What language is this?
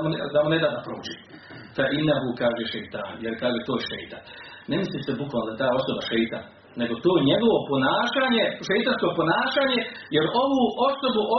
Croatian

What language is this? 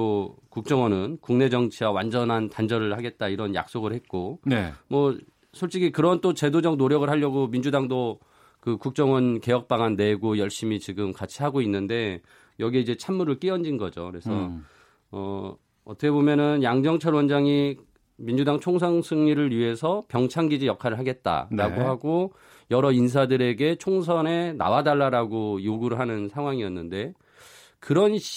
Korean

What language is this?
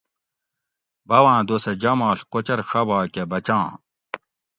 Gawri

